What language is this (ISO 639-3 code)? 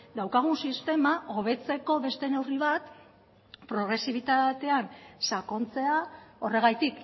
eus